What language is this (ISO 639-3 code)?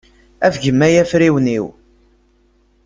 kab